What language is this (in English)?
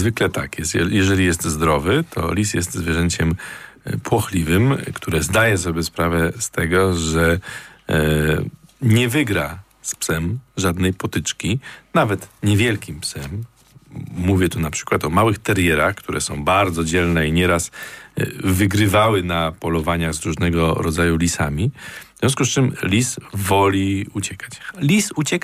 Polish